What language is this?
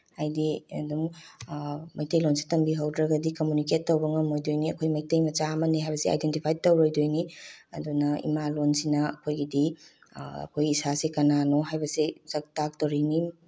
Manipuri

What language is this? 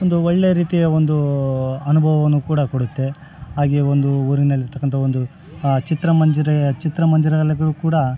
Kannada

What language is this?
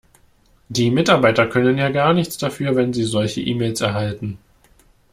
German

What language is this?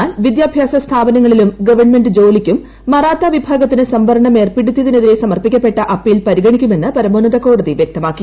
Malayalam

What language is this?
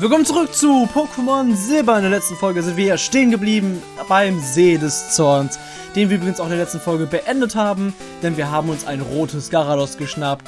German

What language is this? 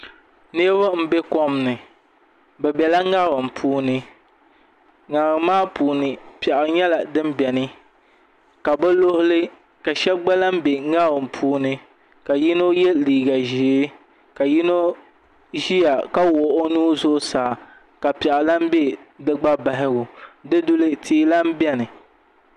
Dagbani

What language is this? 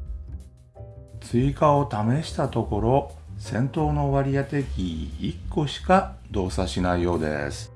Japanese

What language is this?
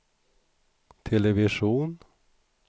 Swedish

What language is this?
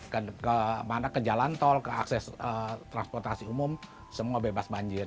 Indonesian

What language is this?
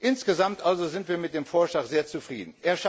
German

